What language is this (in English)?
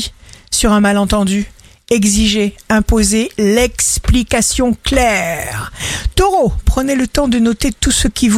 French